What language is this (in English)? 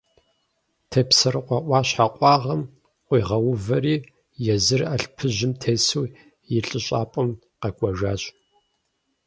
Kabardian